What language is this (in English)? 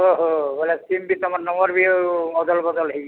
Odia